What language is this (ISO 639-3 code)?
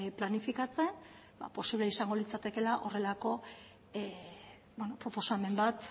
eus